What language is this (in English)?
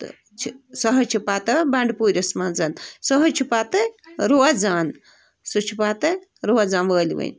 Kashmiri